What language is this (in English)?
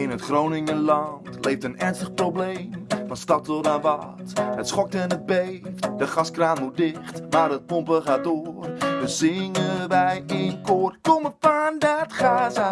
Dutch